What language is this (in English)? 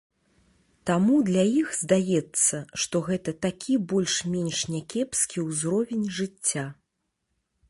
Belarusian